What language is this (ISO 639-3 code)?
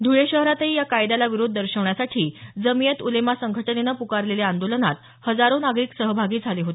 mar